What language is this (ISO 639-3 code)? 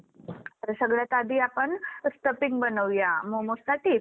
mar